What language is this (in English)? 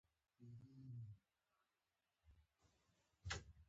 Pashto